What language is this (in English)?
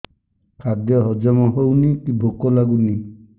Odia